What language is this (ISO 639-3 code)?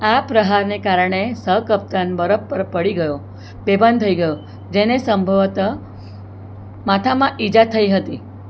guj